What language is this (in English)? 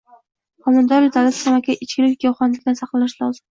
Uzbek